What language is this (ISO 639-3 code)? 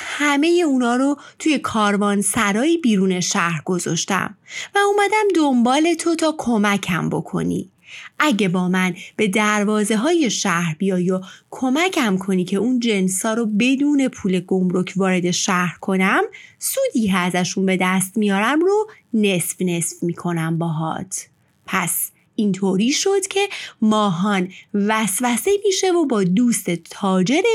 fas